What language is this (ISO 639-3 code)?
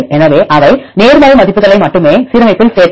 tam